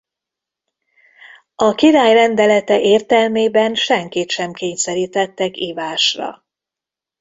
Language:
Hungarian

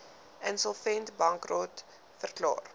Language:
Afrikaans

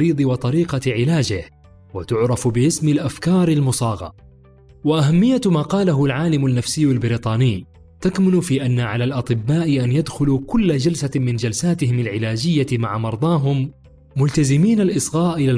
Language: Arabic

